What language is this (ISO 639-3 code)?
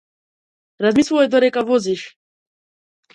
mkd